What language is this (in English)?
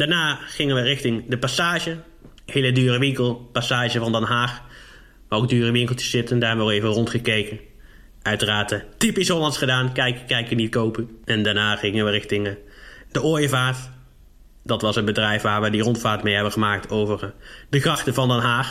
Dutch